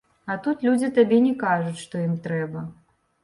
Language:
Belarusian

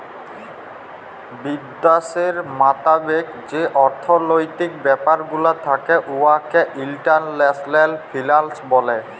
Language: Bangla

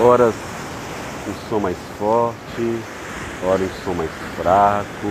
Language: Portuguese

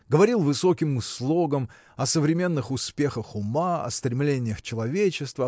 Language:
Russian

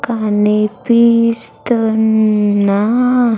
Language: Telugu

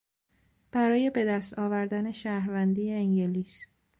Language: Persian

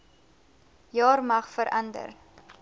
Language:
Afrikaans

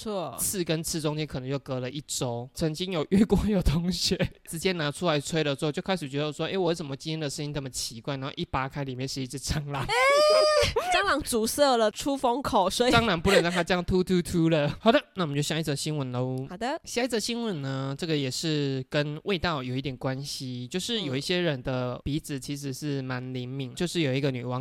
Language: Chinese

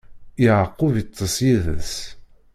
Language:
Kabyle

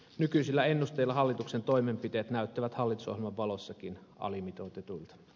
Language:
Finnish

